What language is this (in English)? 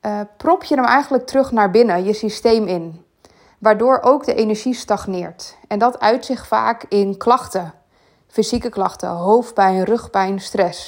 Dutch